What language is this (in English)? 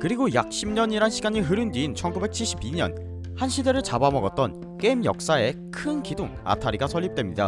Korean